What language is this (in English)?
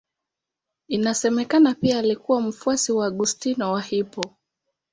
Swahili